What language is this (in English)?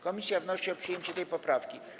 Polish